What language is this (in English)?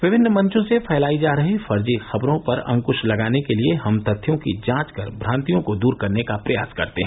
Hindi